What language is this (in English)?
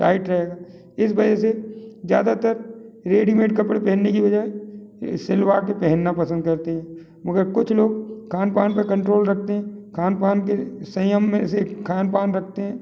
Hindi